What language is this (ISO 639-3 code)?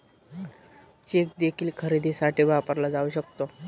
mar